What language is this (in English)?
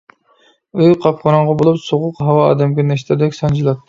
Uyghur